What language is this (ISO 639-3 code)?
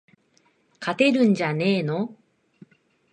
jpn